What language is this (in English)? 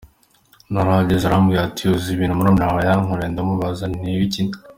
Kinyarwanda